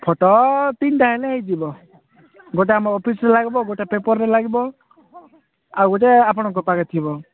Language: Odia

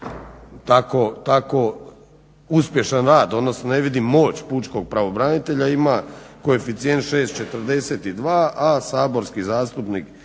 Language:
Croatian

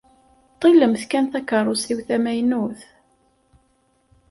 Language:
Kabyle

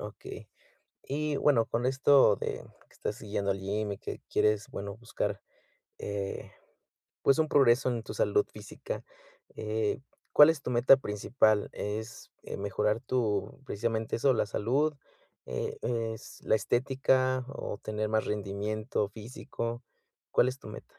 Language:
Spanish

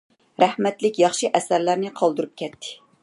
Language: Uyghur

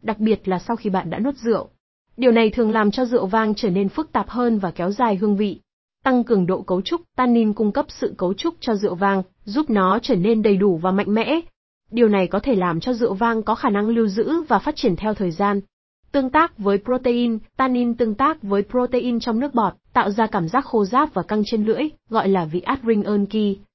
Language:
Vietnamese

